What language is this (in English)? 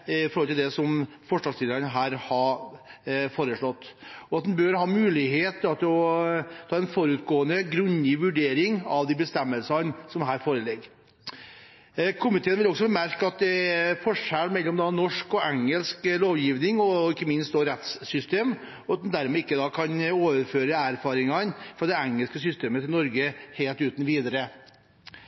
Norwegian Bokmål